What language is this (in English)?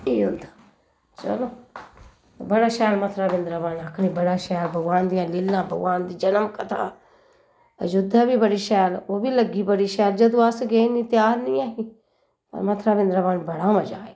Dogri